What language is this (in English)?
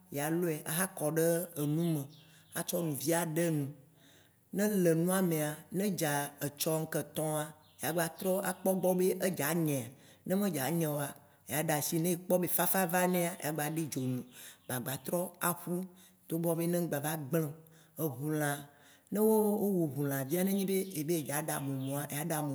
Waci Gbe